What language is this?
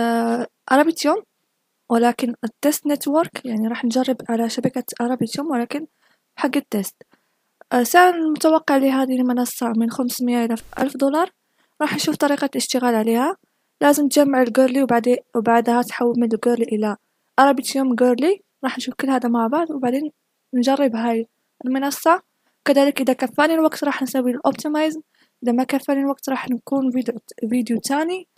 Arabic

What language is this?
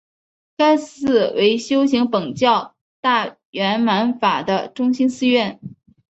Chinese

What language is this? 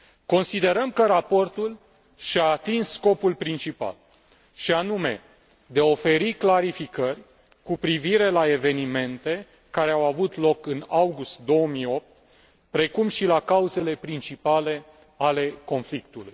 Romanian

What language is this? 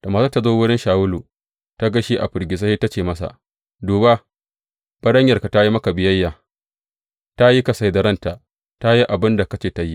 Hausa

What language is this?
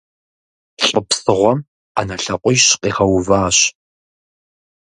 Kabardian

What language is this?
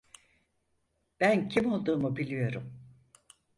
Turkish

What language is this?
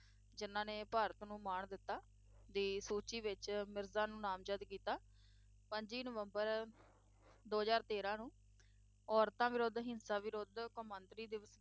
Punjabi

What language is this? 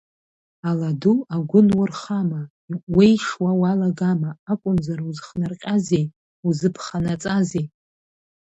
Abkhazian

